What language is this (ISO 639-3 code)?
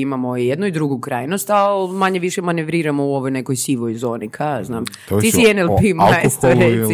hrv